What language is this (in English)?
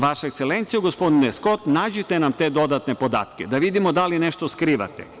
Serbian